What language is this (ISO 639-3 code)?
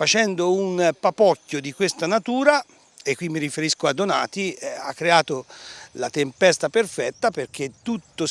ita